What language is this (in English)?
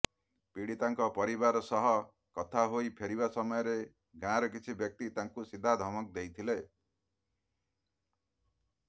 Odia